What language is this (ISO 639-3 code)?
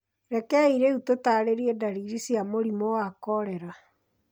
kik